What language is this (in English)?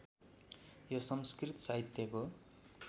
Nepali